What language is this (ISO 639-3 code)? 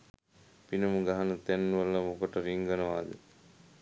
sin